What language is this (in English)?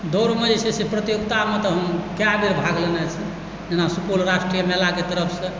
Maithili